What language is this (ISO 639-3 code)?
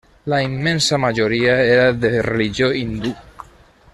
cat